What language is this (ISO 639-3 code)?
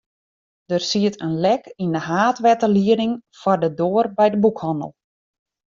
fry